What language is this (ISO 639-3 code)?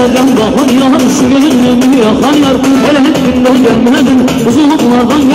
ell